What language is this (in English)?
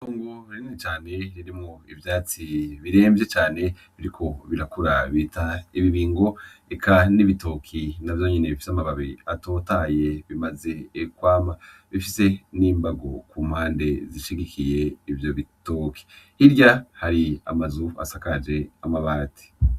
Rundi